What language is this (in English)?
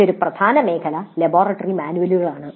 Malayalam